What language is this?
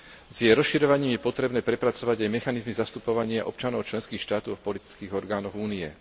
Slovak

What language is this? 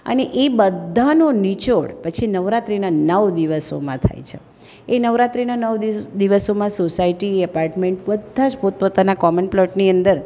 Gujarati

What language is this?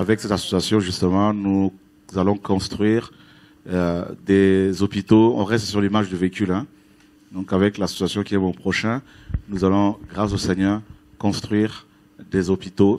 French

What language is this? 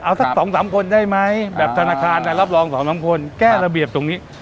Thai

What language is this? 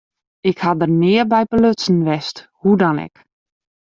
Western Frisian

